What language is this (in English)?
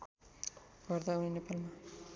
Nepali